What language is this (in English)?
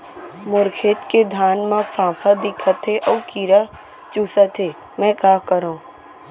Chhattisgarhi